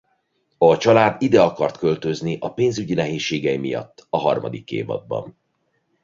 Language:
Hungarian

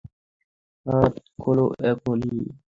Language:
Bangla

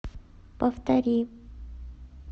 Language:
Russian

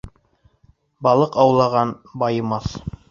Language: Bashkir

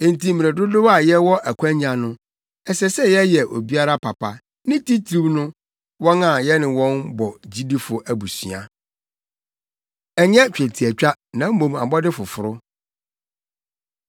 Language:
Akan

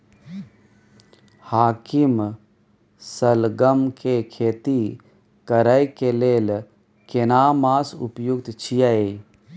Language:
Maithili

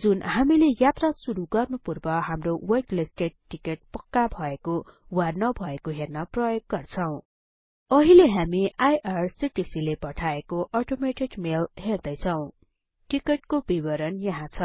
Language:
Nepali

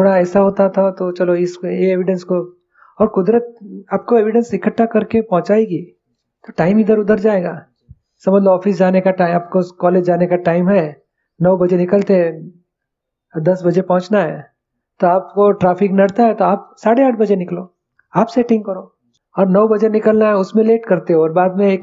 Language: Hindi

